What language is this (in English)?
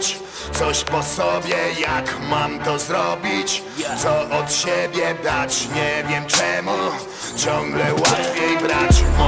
Polish